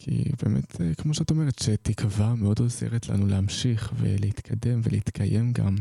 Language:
Hebrew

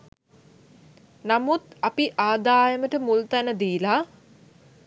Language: Sinhala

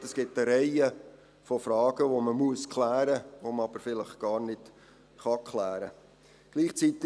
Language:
Swiss German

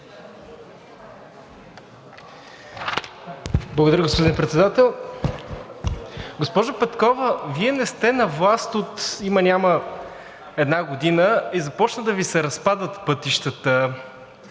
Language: Bulgarian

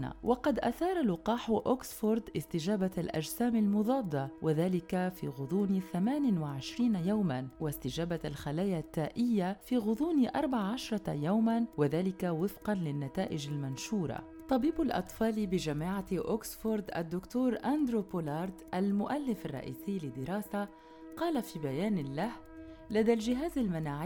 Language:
Arabic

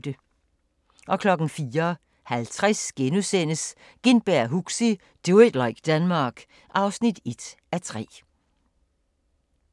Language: Danish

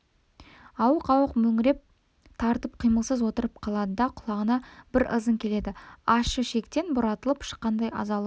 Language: Kazakh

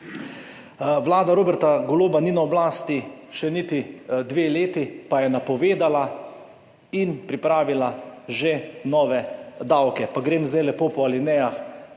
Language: Slovenian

